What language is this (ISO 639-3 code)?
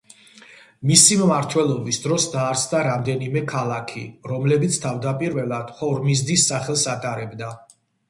kat